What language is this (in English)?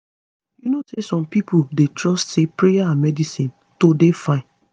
Nigerian Pidgin